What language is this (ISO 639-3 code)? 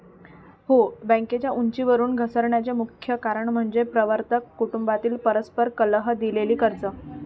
mar